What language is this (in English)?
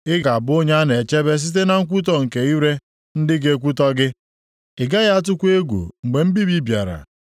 Igbo